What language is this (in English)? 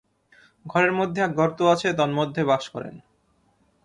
Bangla